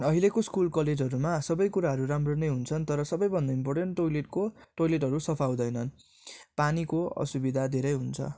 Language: Nepali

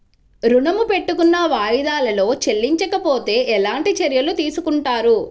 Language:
Telugu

